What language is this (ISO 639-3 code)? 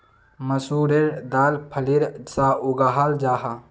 mag